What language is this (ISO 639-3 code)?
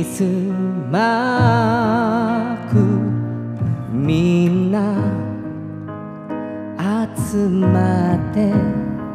jpn